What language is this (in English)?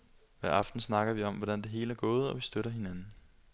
Danish